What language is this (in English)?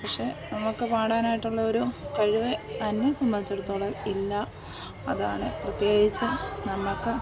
Malayalam